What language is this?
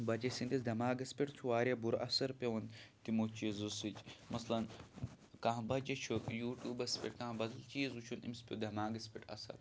Kashmiri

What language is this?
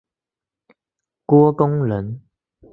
Chinese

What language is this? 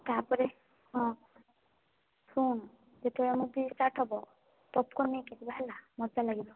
Odia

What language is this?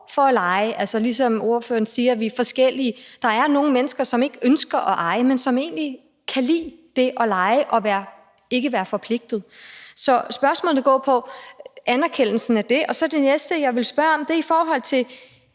Danish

